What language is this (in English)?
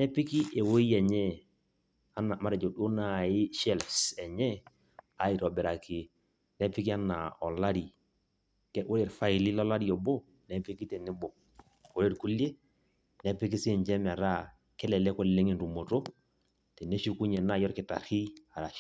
Masai